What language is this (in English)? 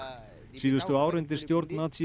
Icelandic